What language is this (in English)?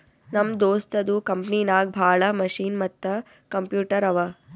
Kannada